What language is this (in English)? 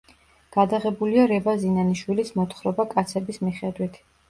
Georgian